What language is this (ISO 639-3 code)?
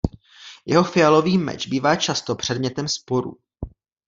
ces